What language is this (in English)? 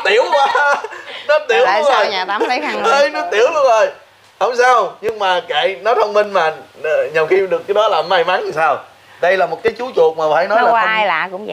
Vietnamese